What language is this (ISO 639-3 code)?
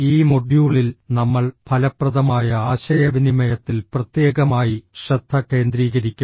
mal